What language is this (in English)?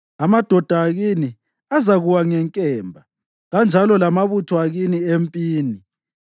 North Ndebele